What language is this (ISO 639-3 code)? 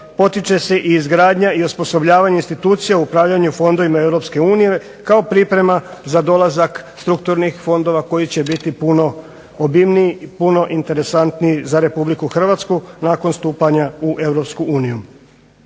hrv